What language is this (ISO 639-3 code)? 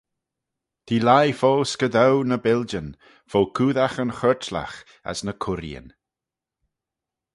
glv